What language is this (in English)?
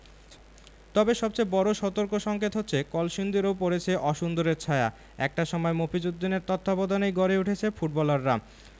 Bangla